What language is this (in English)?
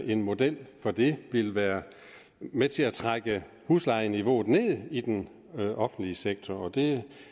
Danish